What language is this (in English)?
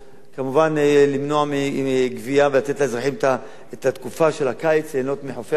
Hebrew